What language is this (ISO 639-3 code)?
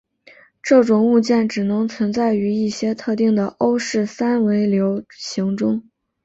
zho